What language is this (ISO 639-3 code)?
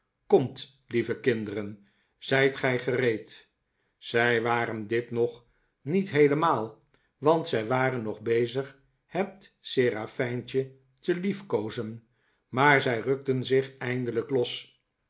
nld